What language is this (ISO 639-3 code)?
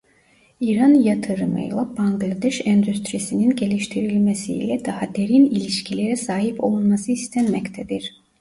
tur